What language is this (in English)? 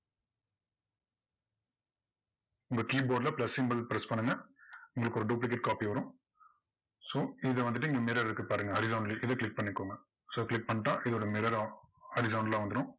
Tamil